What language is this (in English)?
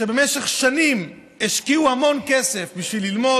Hebrew